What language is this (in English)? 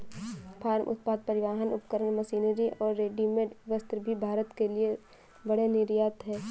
Hindi